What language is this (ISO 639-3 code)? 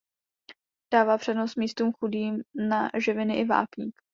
ces